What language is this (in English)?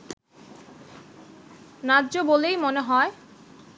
Bangla